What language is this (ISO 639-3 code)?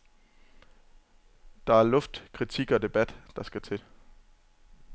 dan